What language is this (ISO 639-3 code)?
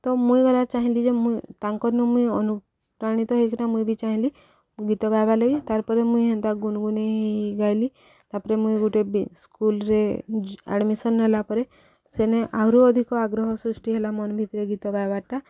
ori